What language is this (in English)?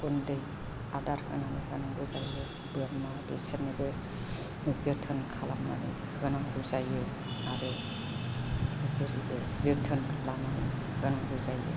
Bodo